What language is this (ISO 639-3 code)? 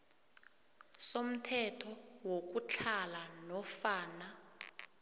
nbl